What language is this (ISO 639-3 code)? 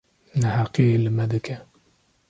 kur